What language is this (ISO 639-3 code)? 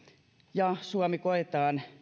fin